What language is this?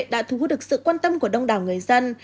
Vietnamese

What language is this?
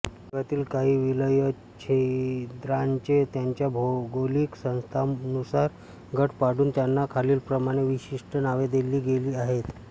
Marathi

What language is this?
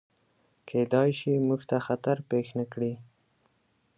Pashto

